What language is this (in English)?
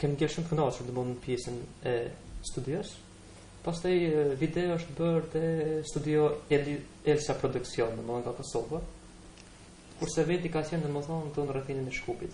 Romanian